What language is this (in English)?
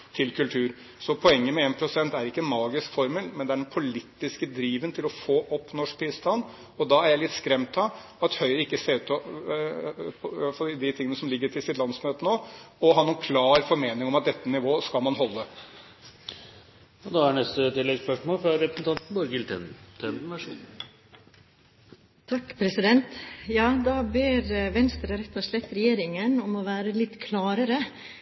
Norwegian